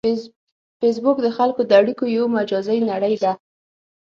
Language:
Pashto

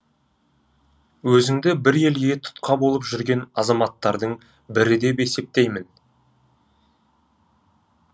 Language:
Kazakh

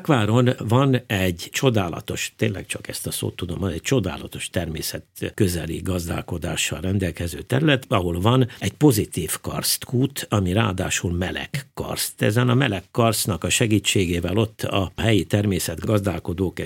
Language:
Hungarian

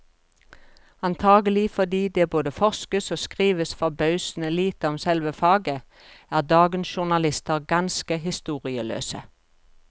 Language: Norwegian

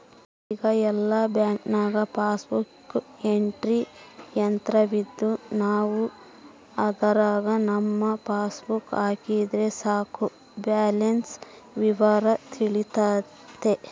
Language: Kannada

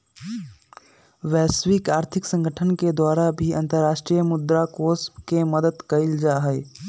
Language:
Magahi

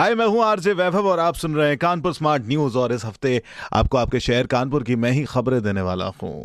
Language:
Hindi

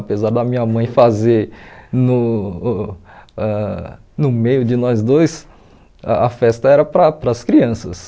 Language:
Portuguese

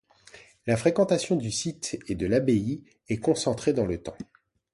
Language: French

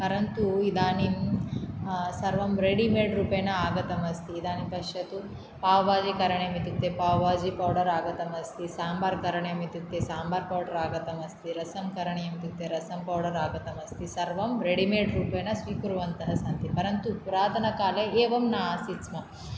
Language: Sanskrit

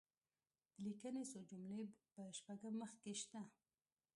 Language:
Pashto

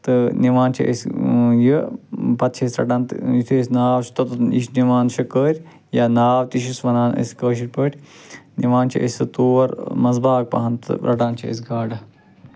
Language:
Kashmiri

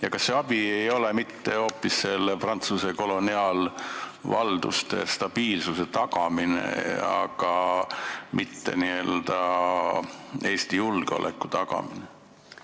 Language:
Estonian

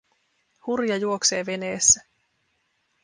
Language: Finnish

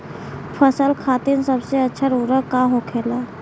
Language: Bhojpuri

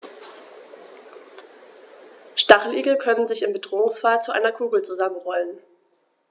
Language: German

